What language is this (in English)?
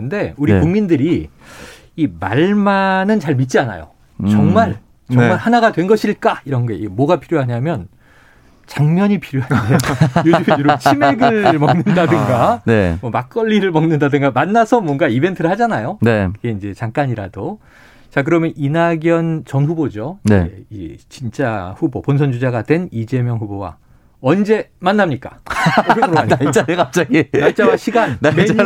Korean